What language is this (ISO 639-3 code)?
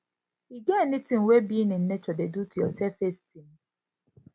pcm